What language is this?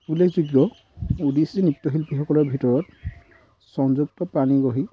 Assamese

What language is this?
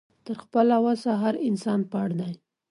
Pashto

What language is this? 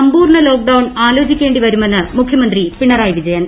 Malayalam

